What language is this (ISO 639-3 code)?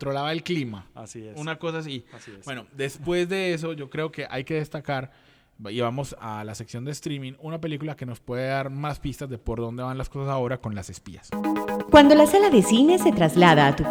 spa